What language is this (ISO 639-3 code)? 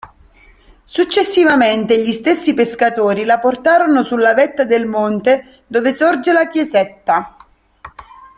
ita